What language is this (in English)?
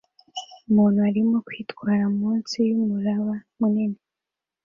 Kinyarwanda